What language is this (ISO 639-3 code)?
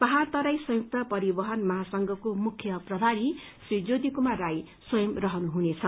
nep